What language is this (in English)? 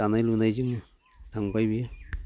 Bodo